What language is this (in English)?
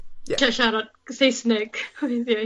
Welsh